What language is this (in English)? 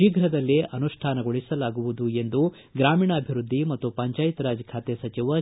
Kannada